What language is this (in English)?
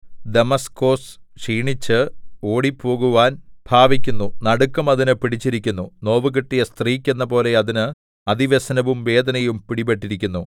Malayalam